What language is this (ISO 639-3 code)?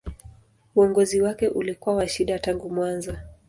swa